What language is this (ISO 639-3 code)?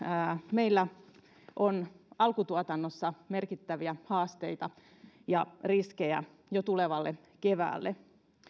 fin